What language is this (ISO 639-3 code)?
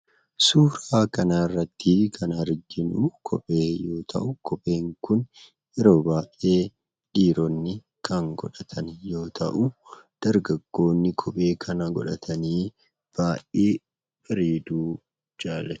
orm